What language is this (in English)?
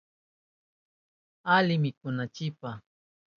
Southern Pastaza Quechua